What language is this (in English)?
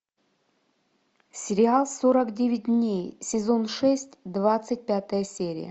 Russian